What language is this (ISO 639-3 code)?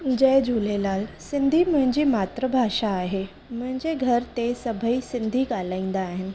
snd